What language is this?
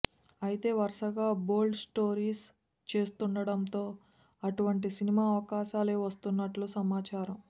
Telugu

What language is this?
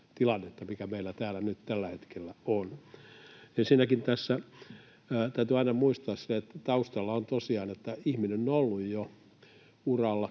Finnish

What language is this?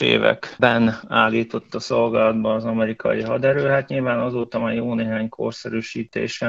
Hungarian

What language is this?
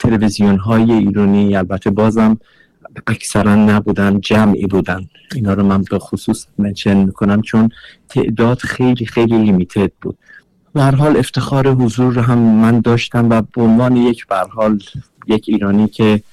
Persian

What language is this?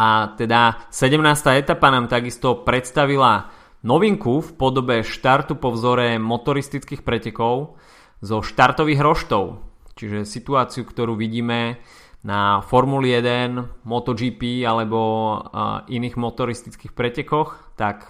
Slovak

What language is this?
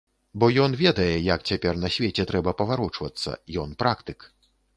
Belarusian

